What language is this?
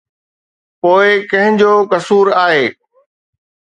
Sindhi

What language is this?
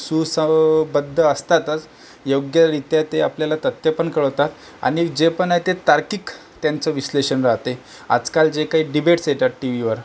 Marathi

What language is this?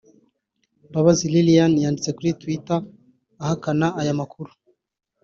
Kinyarwanda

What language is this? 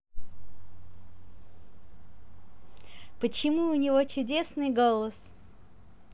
Russian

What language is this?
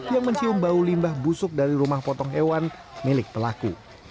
Indonesian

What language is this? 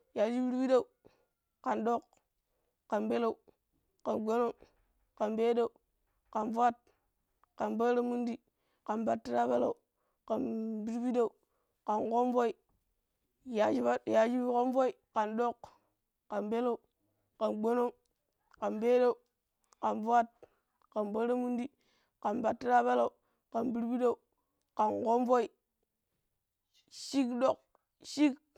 Pero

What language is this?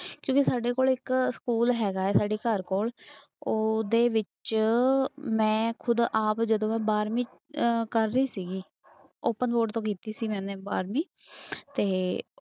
Punjabi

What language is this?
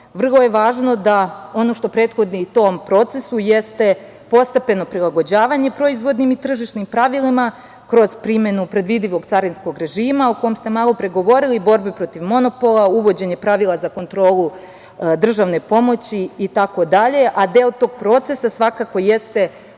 Serbian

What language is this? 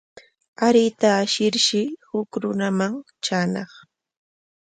Corongo Ancash Quechua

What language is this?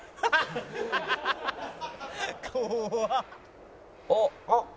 Japanese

